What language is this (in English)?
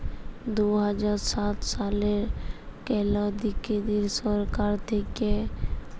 Bangla